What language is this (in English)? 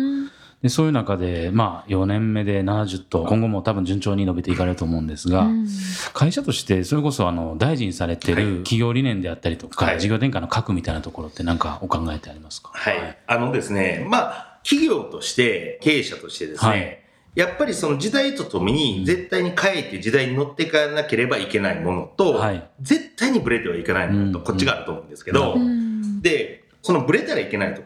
Japanese